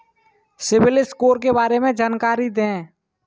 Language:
Hindi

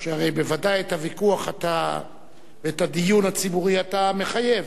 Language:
Hebrew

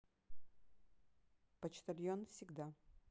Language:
Russian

